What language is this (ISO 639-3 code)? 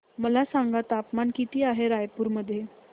mar